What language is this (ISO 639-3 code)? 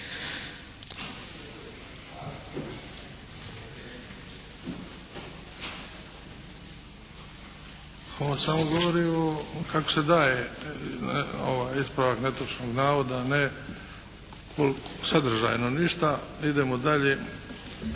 hrv